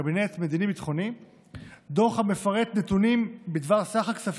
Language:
Hebrew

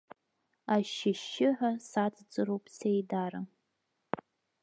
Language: Abkhazian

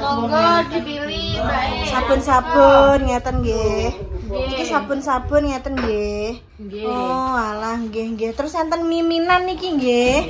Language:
Indonesian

